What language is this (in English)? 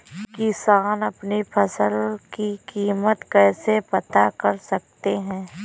Hindi